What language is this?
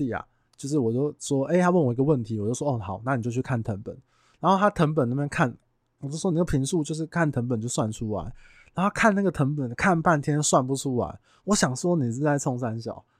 Chinese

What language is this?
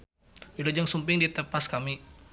Sundanese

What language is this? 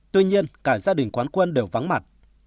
Vietnamese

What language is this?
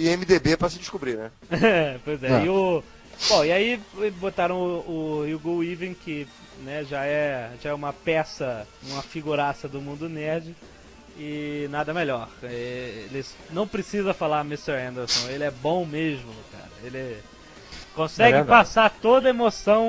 Portuguese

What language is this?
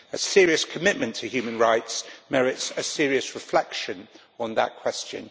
English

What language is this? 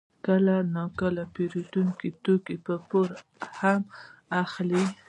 Pashto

